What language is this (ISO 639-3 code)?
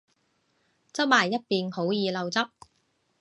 yue